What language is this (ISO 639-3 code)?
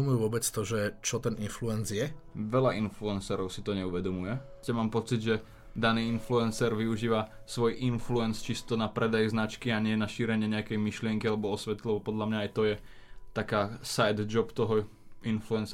slk